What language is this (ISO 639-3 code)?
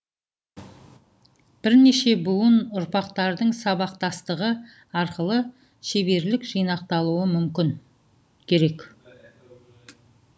kaz